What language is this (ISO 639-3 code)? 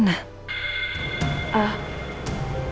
ind